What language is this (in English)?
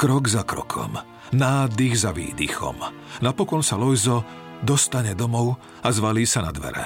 Slovak